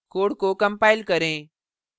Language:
Hindi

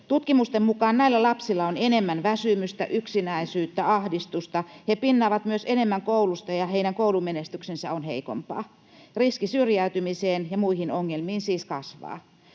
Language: Finnish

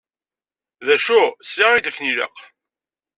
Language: Kabyle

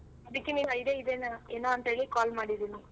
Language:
Kannada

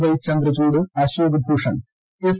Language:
Malayalam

